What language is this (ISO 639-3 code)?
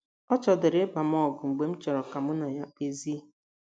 ibo